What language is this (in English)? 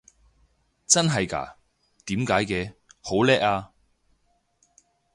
Cantonese